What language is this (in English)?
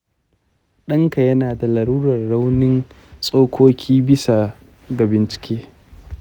Hausa